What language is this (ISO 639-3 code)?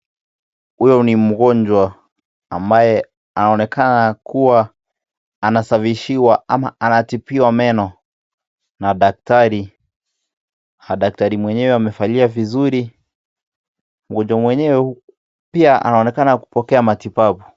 swa